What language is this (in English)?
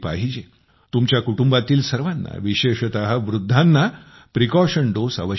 Marathi